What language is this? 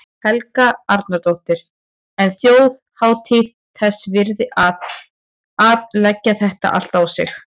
Icelandic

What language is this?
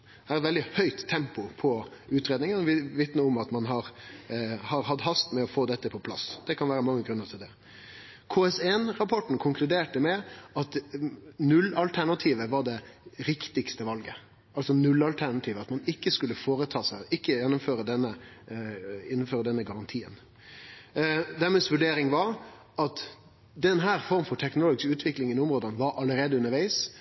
Norwegian Nynorsk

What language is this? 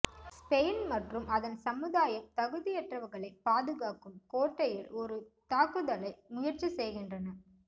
Tamil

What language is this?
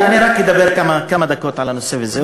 Hebrew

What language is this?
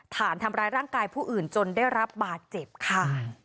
Thai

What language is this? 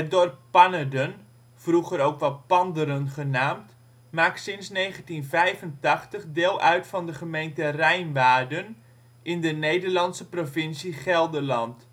Dutch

